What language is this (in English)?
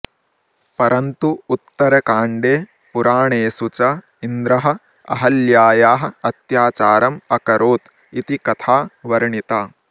Sanskrit